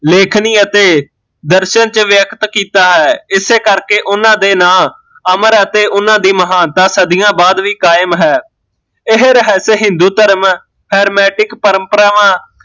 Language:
Punjabi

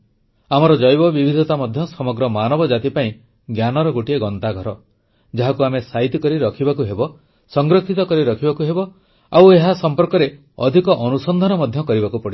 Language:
Odia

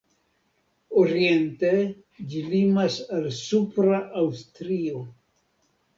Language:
Esperanto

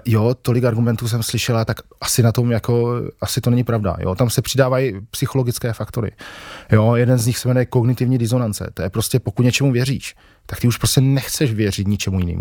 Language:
Czech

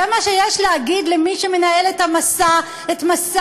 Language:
Hebrew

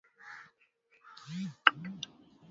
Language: Swahili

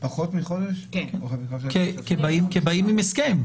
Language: Hebrew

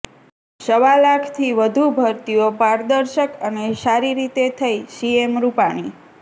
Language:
Gujarati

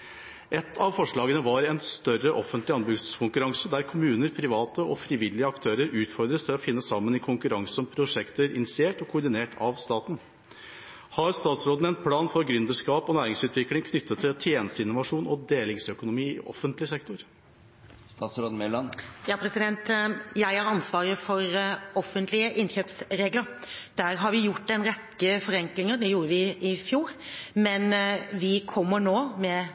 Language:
Norwegian Bokmål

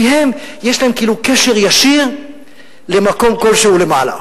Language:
Hebrew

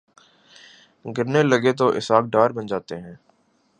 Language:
Urdu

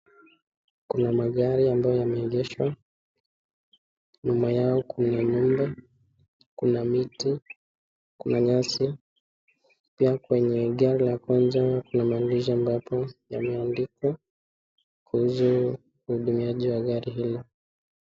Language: Swahili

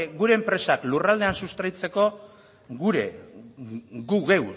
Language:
Basque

